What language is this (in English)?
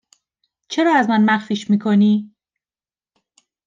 Persian